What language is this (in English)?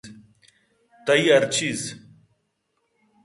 Eastern Balochi